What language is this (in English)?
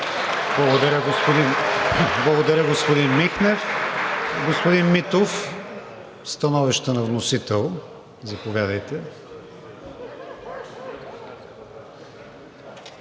Bulgarian